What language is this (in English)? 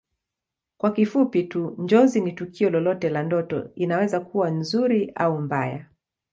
Swahili